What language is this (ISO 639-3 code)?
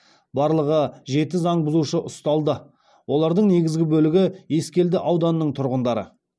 kaz